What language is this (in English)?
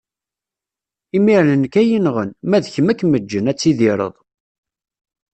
Kabyle